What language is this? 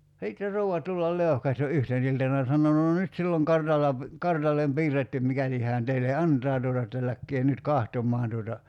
Finnish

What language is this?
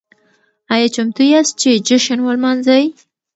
Pashto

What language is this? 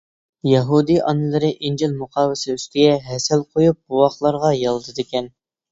Uyghur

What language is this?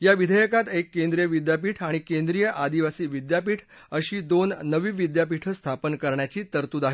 Marathi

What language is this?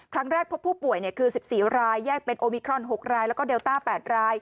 Thai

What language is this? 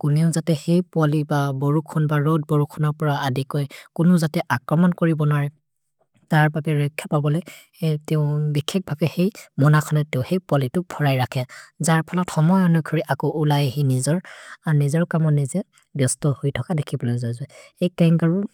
Maria (India)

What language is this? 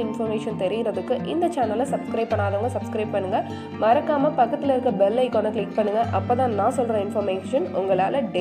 Tamil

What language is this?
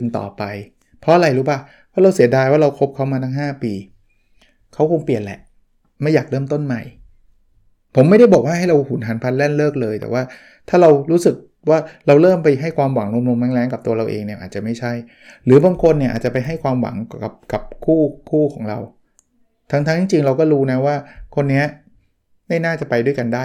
Thai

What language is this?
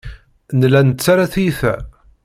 Kabyle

